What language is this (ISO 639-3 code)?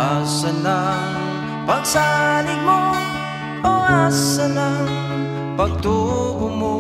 fil